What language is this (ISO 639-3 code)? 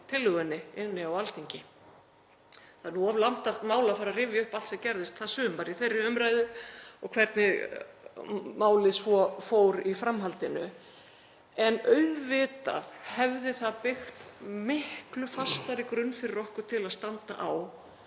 isl